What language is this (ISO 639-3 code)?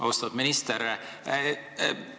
est